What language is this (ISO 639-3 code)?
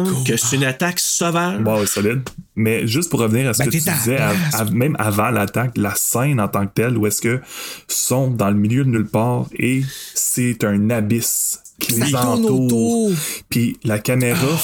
fra